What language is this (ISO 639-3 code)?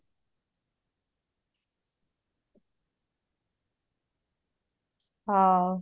ori